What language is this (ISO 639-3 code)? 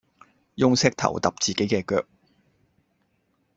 yue